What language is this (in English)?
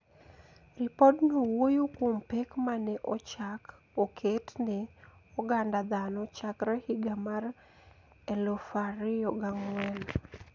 Luo (Kenya and Tanzania)